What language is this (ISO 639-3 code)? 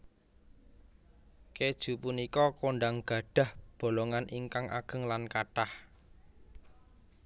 jav